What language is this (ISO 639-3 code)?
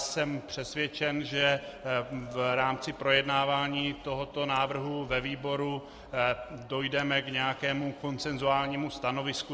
ces